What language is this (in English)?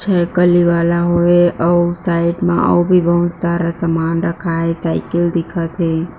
Chhattisgarhi